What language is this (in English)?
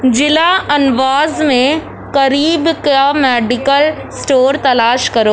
Urdu